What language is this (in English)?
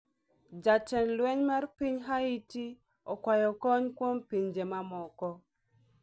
Luo (Kenya and Tanzania)